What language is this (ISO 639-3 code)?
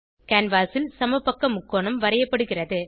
tam